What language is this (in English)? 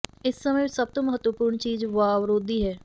Punjabi